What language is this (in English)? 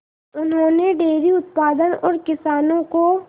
Hindi